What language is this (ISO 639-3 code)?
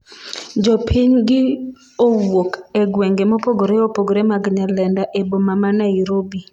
luo